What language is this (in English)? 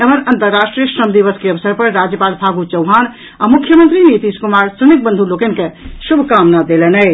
Maithili